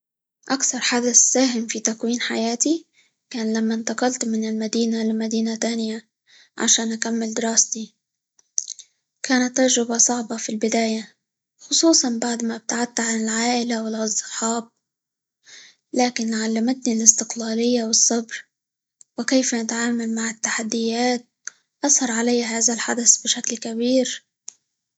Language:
Libyan Arabic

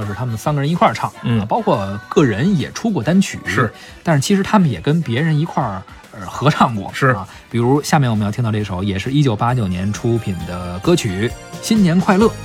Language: Chinese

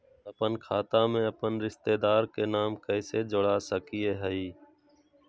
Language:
Magahi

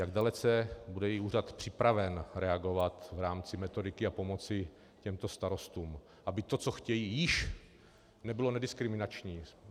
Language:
Czech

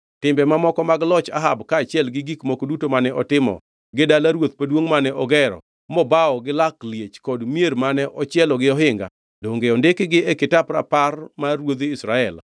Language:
Luo (Kenya and Tanzania)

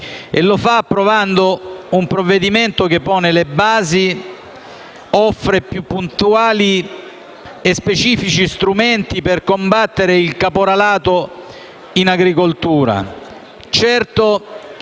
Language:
Italian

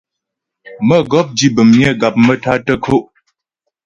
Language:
Ghomala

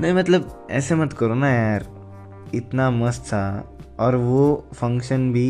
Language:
Hindi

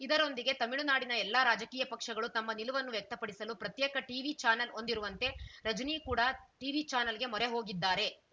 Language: Kannada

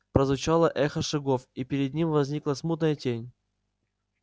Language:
Russian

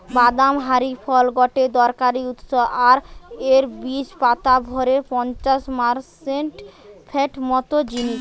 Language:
Bangla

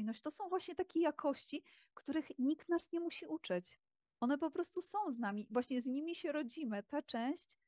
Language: Polish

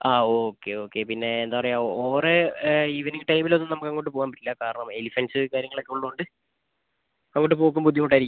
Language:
Malayalam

